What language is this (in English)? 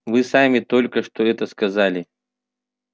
Russian